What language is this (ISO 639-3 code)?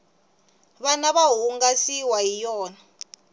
tso